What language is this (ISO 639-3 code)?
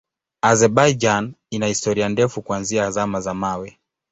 swa